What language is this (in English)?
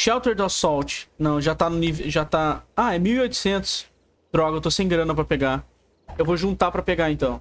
Portuguese